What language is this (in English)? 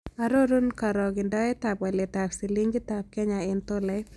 Kalenjin